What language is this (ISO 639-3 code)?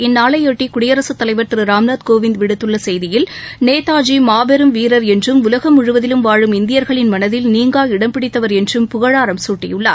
tam